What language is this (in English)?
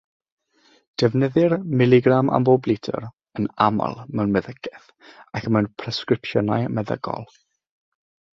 Welsh